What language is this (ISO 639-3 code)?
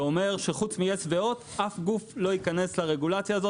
heb